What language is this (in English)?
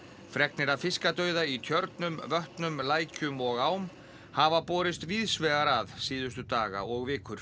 Icelandic